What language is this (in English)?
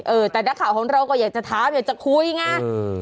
Thai